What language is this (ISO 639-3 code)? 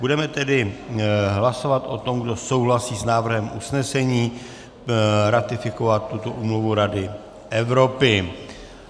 ces